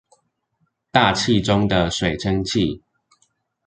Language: Chinese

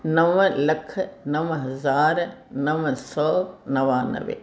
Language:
Sindhi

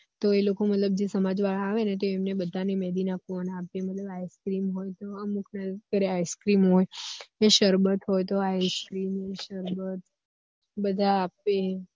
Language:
Gujarati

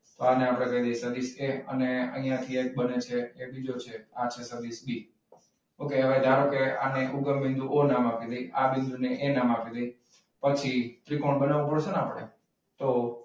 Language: Gujarati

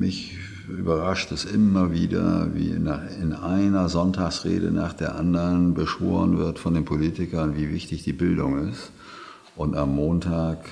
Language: German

